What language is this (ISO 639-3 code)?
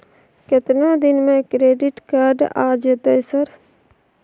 mai